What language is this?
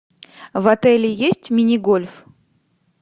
Russian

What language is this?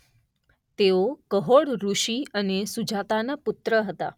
Gujarati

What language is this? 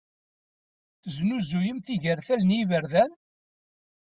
Kabyle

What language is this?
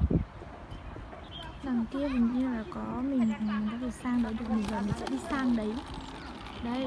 Vietnamese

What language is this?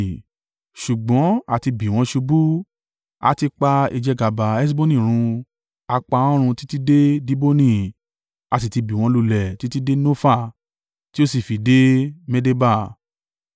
Yoruba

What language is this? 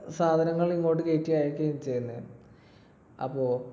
Malayalam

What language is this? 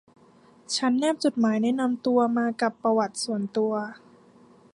Thai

